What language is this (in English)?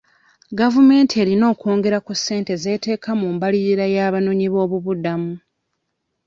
Ganda